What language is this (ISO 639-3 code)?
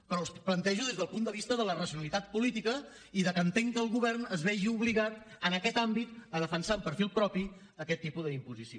cat